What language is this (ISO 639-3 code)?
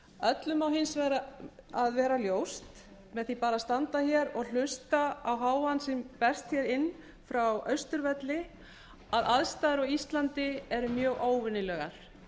isl